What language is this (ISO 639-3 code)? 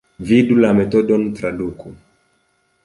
epo